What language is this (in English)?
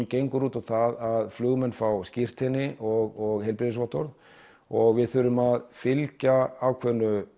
Icelandic